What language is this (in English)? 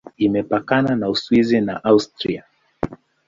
Swahili